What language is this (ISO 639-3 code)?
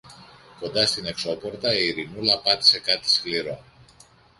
ell